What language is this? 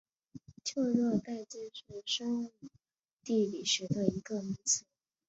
Chinese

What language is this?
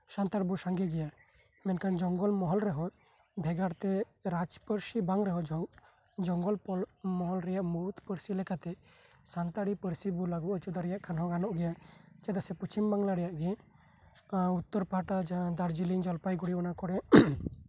Santali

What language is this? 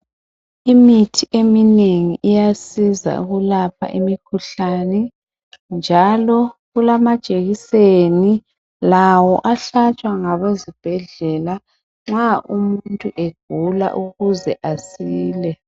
North Ndebele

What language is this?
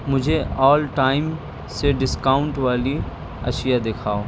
Urdu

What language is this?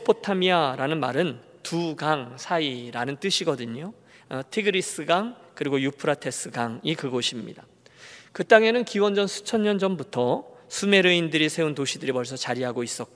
Korean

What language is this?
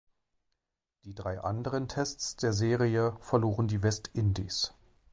German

